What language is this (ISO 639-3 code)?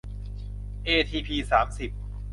tha